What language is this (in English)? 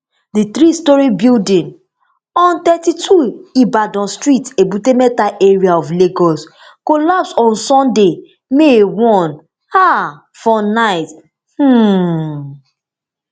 Nigerian Pidgin